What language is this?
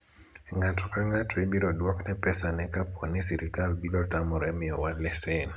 Luo (Kenya and Tanzania)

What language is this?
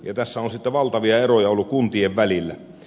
Finnish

